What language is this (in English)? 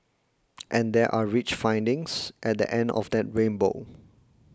English